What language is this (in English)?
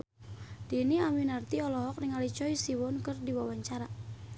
Sundanese